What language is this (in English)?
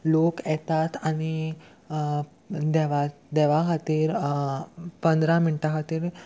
Konkani